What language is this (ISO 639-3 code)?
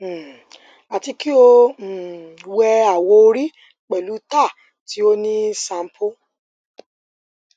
yor